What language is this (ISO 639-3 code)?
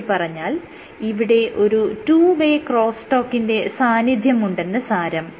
mal